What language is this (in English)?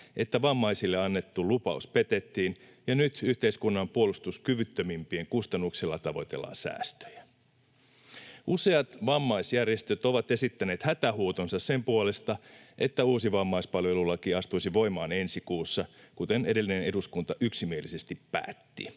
Finnish